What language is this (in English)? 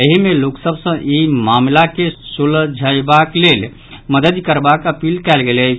Maithili